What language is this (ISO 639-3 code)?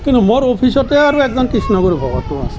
asm